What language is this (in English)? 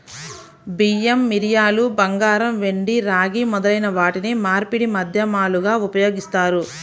Telugu